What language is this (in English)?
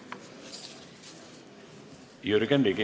Estonian